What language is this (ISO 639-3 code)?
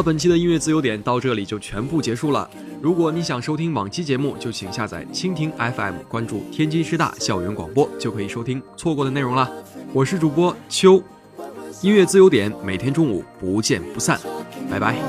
zho